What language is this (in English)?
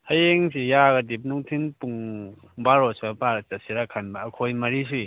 Manipuri